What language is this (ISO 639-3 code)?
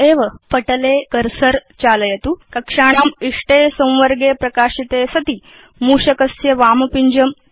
san